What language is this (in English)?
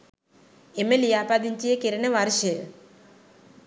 Sinhala